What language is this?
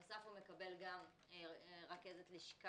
Hebrew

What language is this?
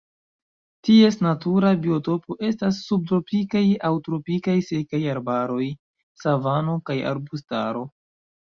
Esperanto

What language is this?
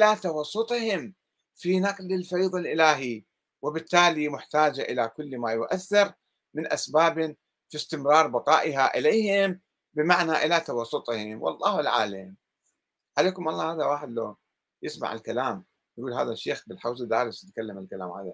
Arabic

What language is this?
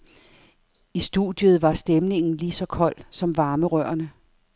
Danish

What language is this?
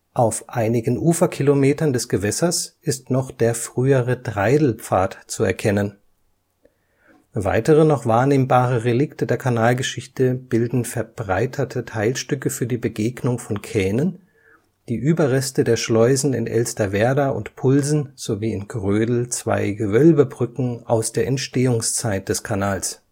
German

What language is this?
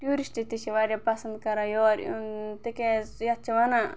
Kashmiri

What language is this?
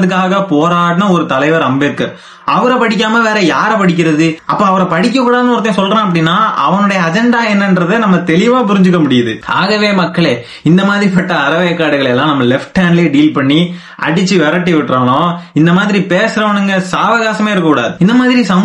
Tamil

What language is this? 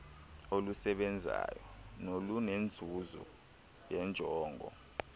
Xhosa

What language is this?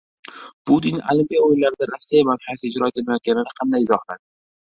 Uzbek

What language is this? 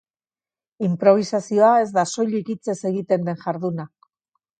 Basque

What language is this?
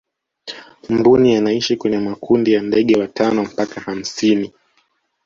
Swahili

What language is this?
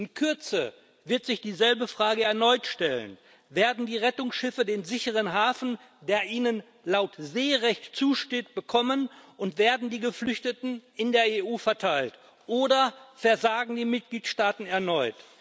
German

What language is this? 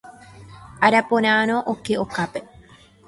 Guarani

